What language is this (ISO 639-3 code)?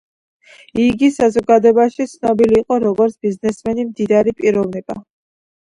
kat